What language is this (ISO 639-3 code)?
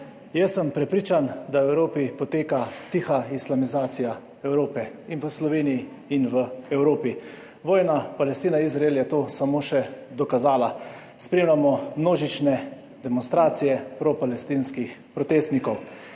slv